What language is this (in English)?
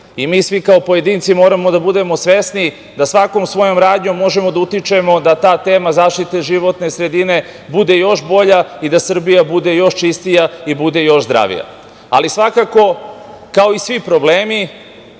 Serbian